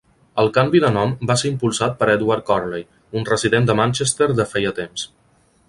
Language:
Catalan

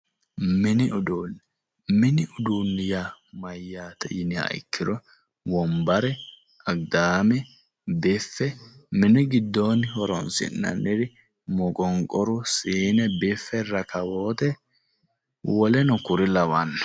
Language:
Sidamo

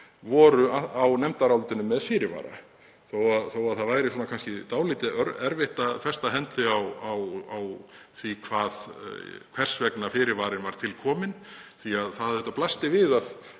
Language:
Icelandic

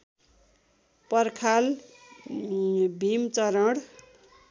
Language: Nepali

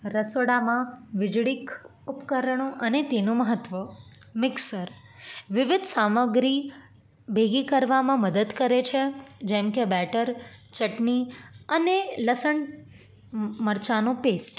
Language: Gujarati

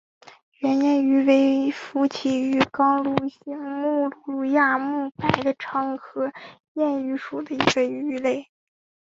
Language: Chinese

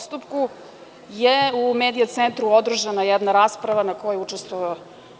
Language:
Serbian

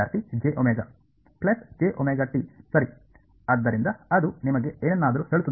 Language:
Kannada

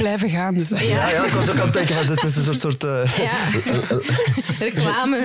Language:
Dutch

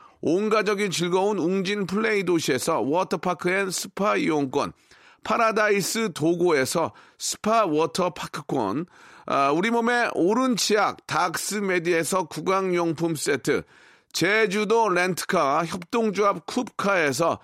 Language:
Korean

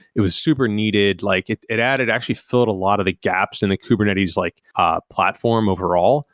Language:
English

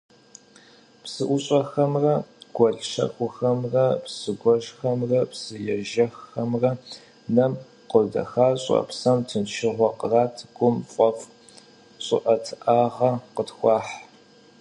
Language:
Kabardian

